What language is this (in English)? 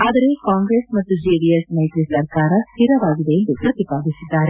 Kannada